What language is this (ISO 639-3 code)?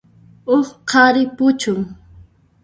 qxp